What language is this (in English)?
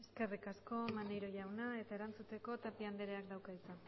Basque